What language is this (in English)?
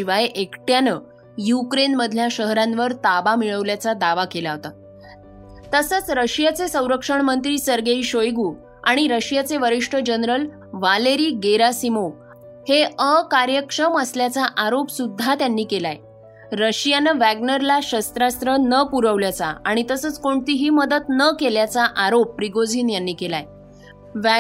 Marathi